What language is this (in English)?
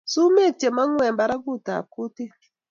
Kalenjin